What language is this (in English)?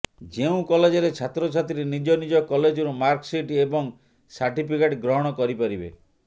Odia